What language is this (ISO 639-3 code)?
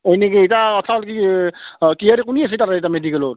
asm